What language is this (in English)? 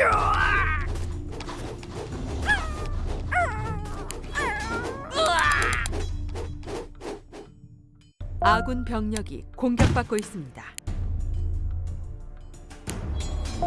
Korean